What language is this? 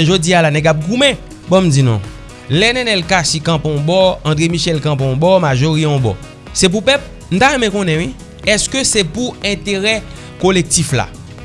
French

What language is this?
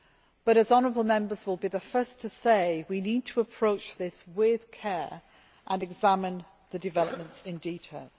English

